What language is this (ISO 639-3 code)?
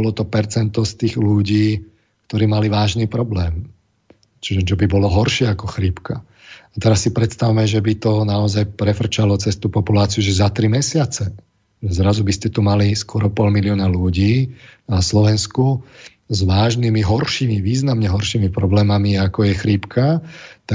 slk